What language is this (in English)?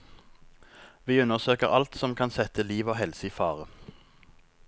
Norwegian